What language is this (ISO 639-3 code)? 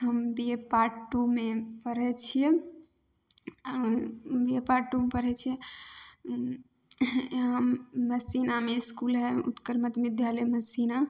mai